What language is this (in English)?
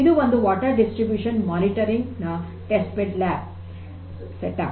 Kannada